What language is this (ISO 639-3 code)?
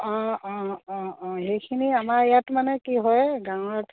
asm